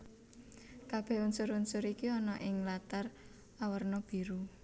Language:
Javanese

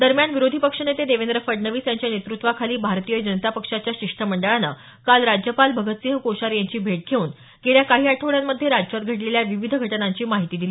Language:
Marathi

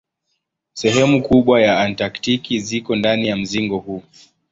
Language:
Swahili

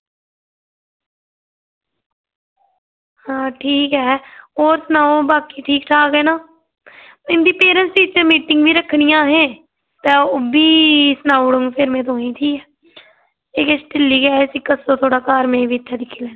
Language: Dogri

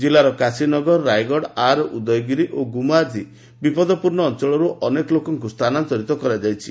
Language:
Odia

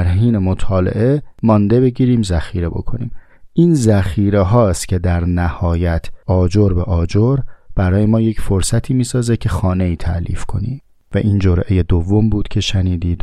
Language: Persian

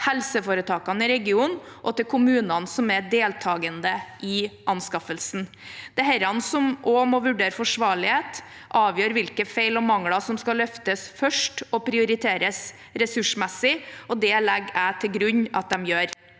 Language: Norwegian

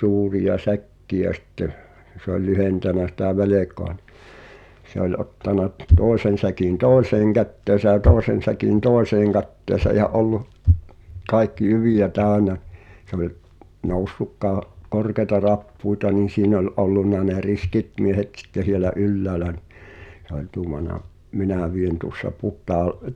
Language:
Finnish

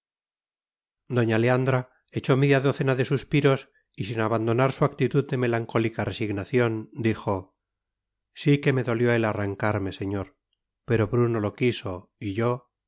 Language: Spanish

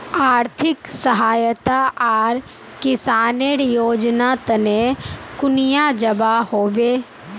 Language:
Magahi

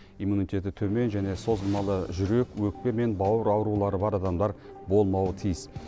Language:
Kazakh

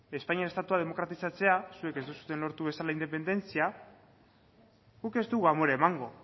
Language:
Basque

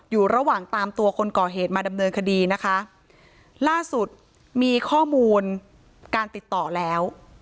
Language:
Thai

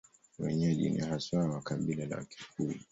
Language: Swahili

